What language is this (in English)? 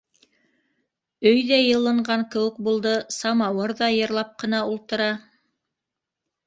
Bashkir